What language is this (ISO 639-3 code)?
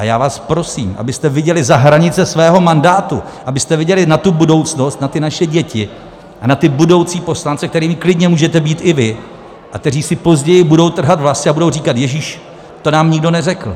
ces